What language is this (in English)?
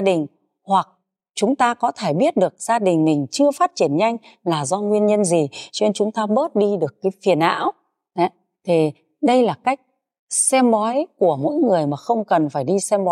Vietnamese